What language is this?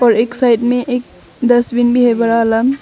Hindi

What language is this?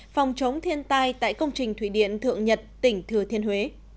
Vietnamese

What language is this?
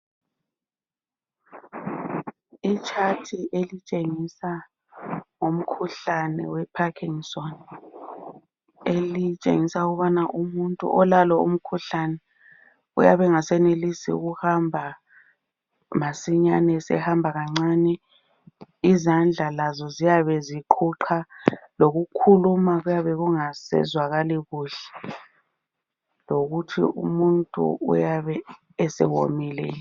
North Ndebele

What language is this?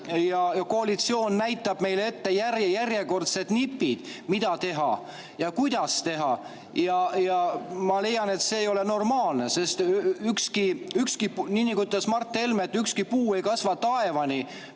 Estonian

